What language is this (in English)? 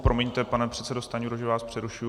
Czech